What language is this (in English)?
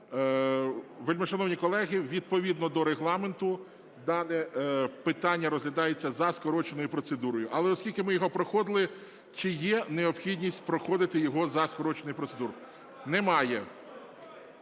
Ukrainian